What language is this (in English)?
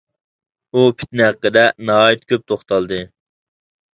Uyghur